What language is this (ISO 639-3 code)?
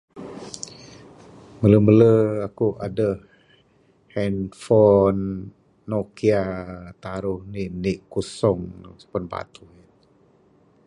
sdo